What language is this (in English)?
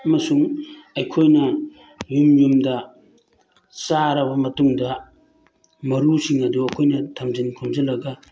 Manipuri